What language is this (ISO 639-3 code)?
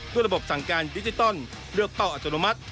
tha